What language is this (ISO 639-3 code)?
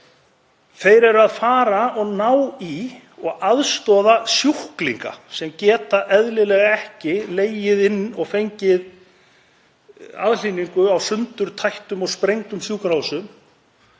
isl